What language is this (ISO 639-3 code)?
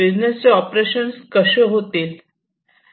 mar